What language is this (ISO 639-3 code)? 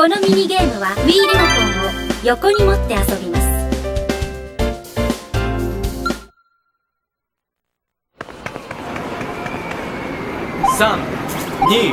jpn